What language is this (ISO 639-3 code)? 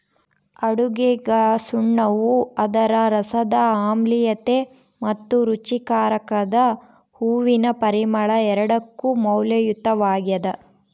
kan